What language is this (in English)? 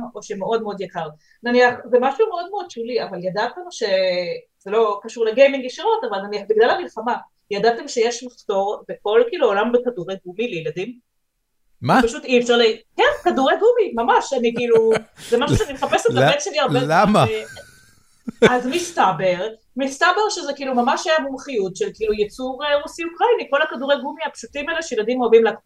Hebrew